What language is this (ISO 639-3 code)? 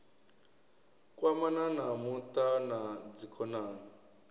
ven